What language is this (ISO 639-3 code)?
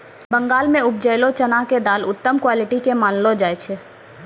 mai